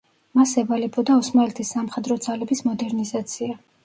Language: Georgian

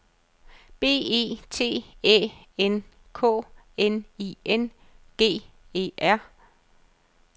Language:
Danish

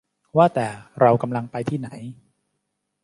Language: Thai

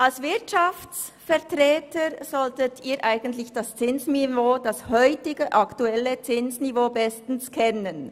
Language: Swiss German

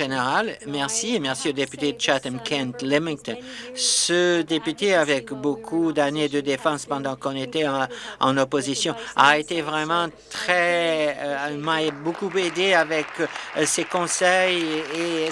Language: French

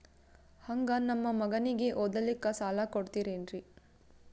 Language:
Kannada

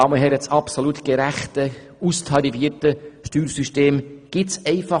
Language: Swiss German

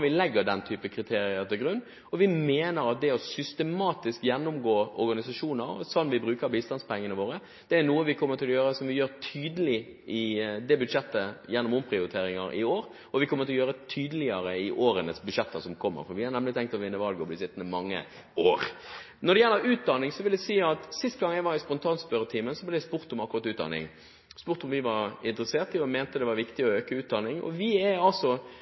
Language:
Norwegian Bokmål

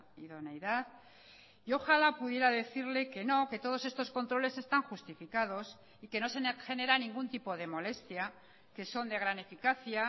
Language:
Spanish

